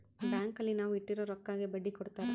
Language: Kannada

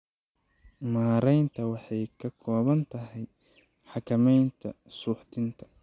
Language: Somali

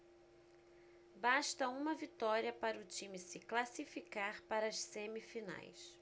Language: Portuguese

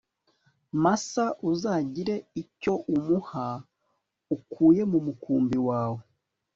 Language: Kinyarwanda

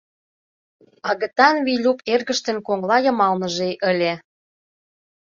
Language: Mari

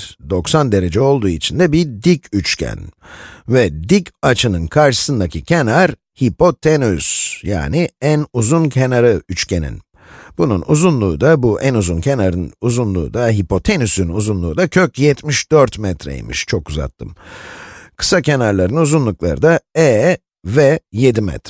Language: Turkish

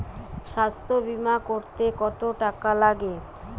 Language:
Bangla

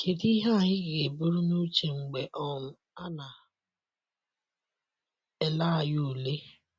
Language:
Igbo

